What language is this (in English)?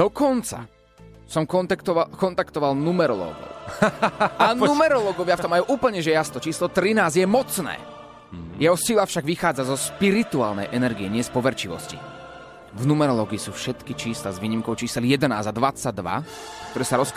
Slovak